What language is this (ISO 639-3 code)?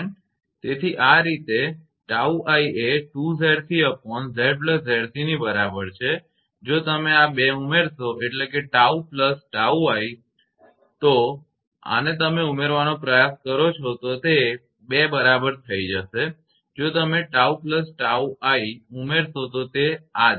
guj